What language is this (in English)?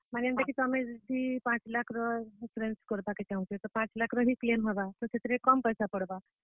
Odia